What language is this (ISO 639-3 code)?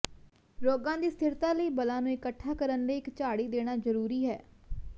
pan